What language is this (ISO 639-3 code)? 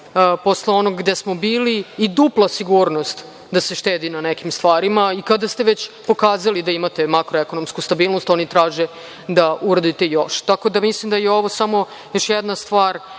srp